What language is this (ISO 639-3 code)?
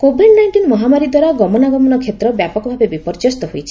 ori